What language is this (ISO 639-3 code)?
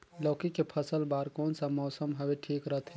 hne